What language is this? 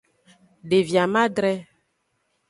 Aja (Benin)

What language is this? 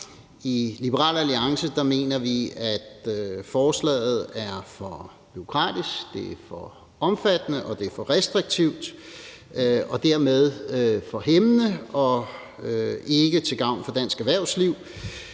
Danish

